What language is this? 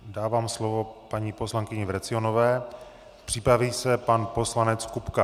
Czech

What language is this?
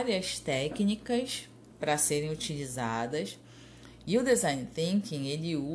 Portuguese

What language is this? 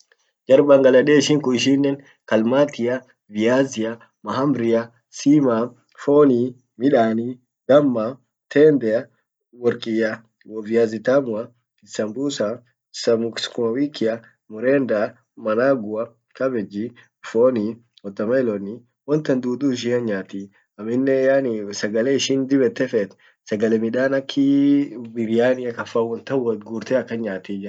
Orma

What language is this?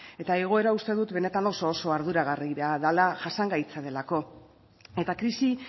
Basque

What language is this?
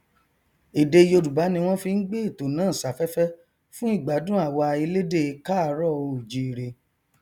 Yoruba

